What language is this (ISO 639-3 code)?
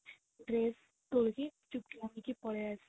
ori